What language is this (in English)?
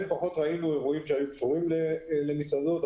Hebrew